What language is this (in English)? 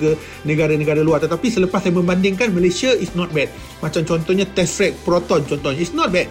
Malay